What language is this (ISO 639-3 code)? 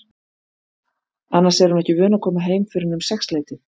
isl